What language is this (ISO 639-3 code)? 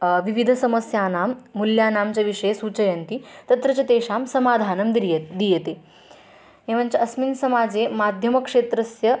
san